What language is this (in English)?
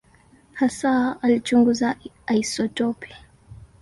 Swahili